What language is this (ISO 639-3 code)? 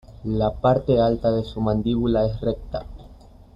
spa